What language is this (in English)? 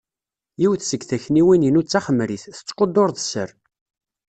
Kabyle